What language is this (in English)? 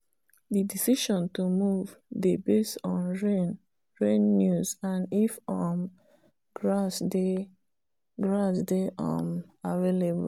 Nigerian Pidgin